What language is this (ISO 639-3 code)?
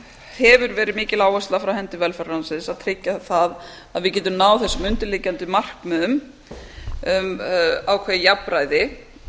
isl